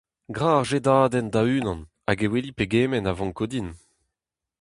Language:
Breton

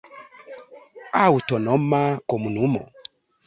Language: Esperanto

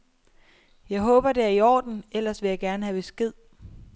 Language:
Danish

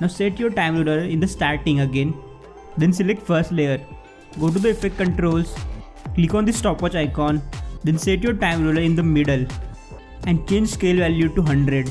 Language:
English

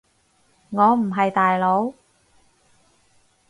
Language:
Cantonese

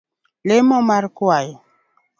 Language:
Luo (Kenya and Tanzania)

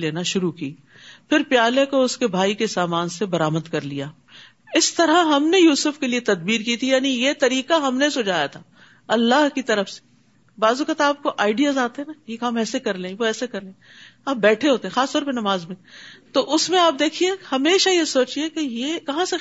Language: Urdu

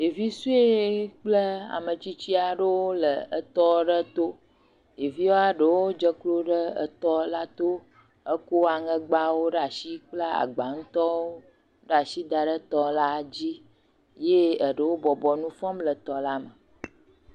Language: Ewe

